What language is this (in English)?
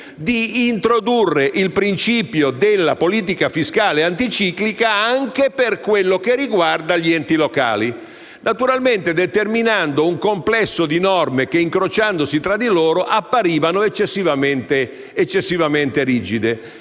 Italian